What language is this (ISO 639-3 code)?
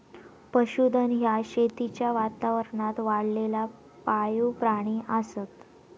mar